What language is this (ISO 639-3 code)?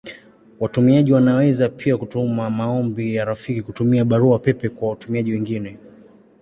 swa